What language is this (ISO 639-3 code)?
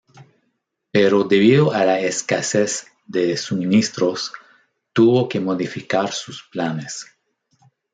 spa